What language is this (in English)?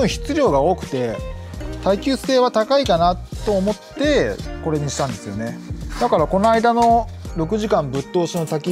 Japanese